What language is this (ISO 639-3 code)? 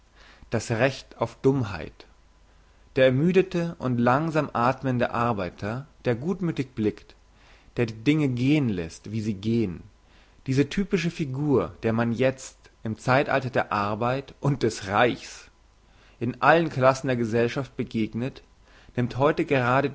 deu